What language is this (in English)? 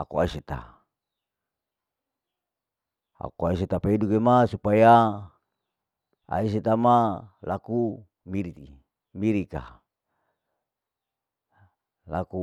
Larike-Wakasihu